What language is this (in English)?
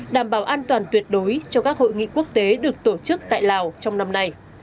Vietnamese